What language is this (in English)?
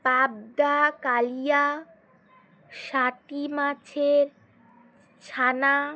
Bangla